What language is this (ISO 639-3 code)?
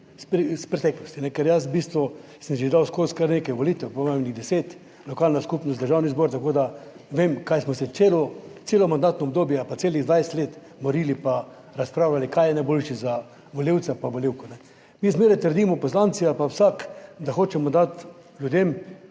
slv